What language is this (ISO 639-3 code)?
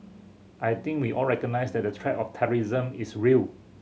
eng